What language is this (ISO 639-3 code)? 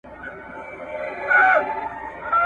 pus